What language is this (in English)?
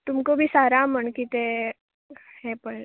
Konkani